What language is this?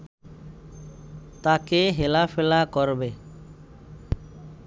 Bangla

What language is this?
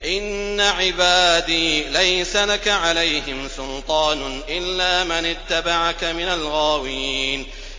Arabic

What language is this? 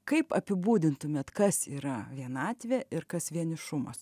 Lithuanian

